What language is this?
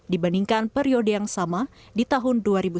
Indonesian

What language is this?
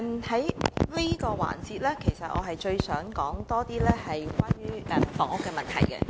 Cantonese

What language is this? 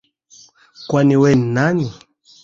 Swahili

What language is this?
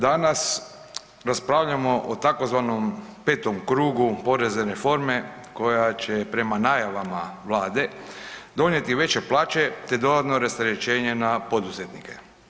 Croatian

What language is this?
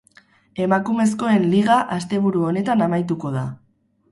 Basque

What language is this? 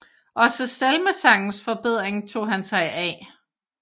Danish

